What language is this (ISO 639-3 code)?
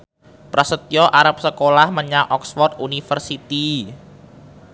jav